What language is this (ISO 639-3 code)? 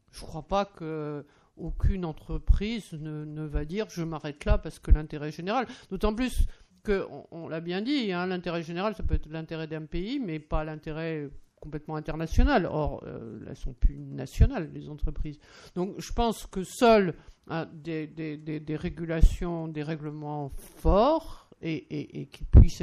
fra